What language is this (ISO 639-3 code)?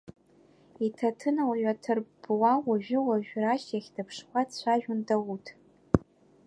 abk